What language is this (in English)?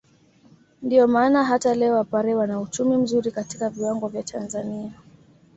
Swahili